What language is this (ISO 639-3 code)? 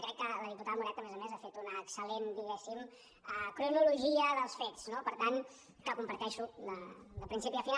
cat